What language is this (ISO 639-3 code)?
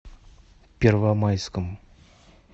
rus